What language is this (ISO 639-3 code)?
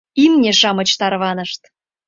chm